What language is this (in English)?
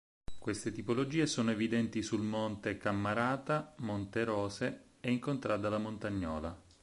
Italian